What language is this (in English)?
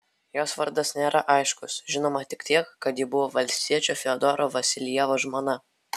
Lithuanian